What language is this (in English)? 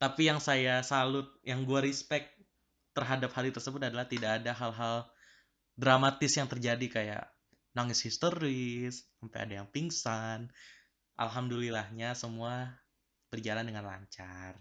Indonesian